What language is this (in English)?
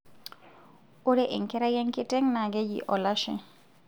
Masai